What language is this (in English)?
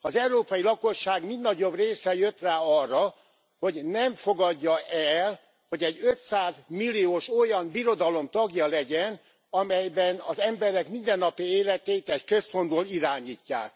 Hungarian